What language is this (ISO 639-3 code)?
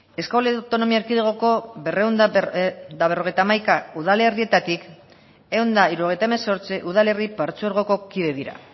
eus